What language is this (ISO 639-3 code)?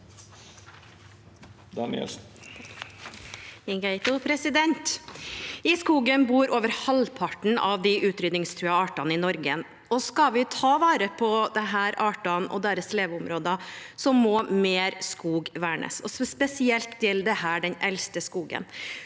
nor